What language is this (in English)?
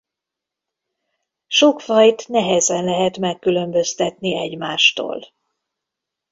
Hungarian